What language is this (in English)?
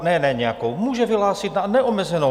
Czech